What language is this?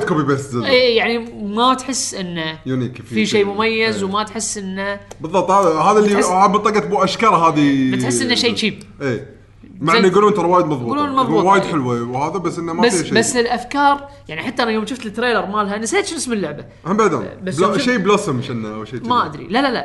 Arabic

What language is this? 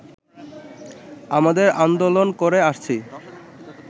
Bangla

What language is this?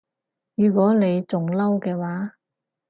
Cantonese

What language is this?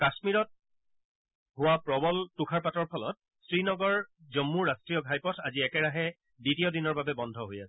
Assamese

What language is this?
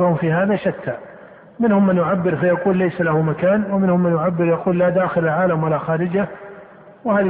Arabic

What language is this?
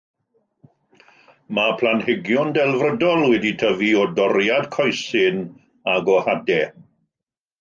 Welsh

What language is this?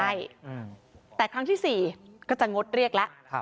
Thai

